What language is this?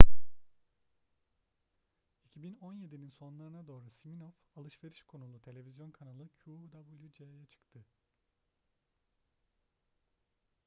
Turkish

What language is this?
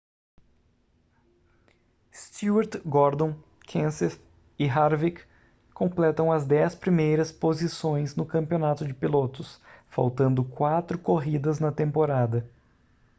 Portuguese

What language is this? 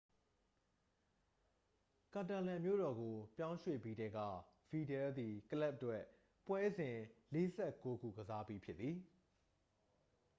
Burmese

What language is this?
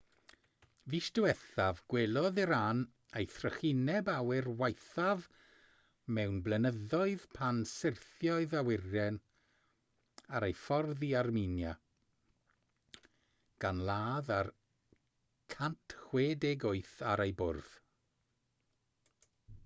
Welsh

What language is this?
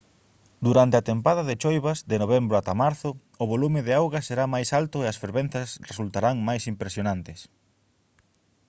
Galician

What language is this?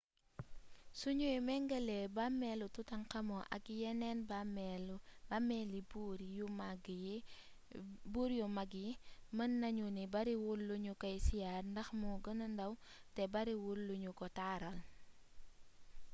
Wolof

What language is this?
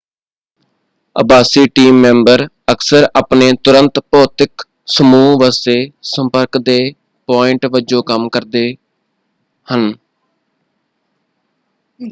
Punjabi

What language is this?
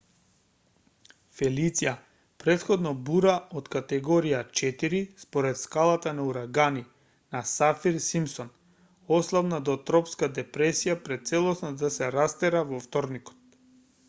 Macedonian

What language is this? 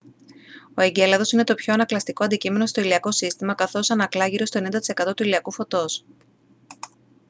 Greek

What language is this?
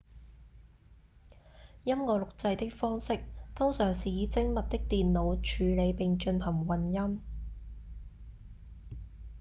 Cantonese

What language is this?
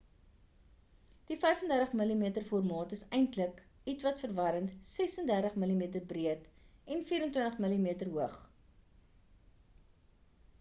Afrikaans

